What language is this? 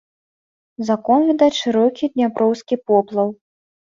Belarusian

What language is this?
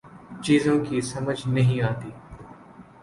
Urdu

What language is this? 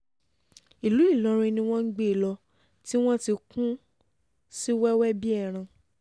Yoruba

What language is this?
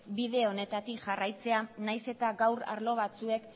Basque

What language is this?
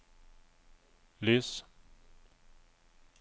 Norwegian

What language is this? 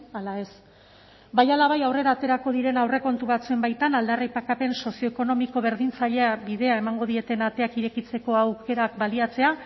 Basque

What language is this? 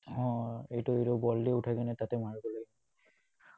Assamese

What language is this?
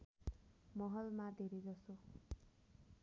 Nepali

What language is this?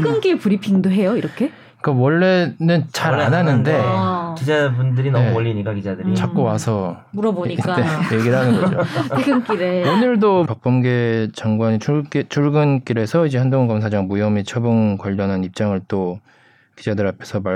Korean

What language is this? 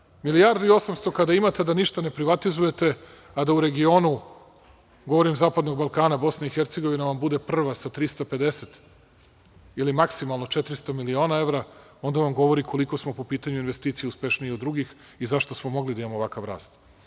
Serbian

